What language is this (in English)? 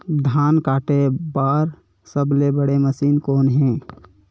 Chhattisgarhi